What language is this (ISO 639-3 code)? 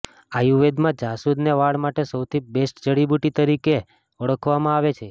guj